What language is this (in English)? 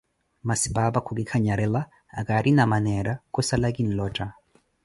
Koti